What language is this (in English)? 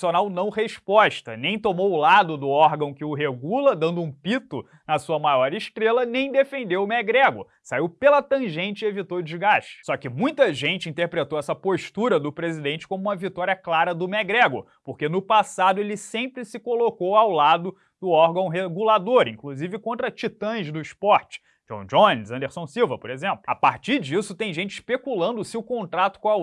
Portuguese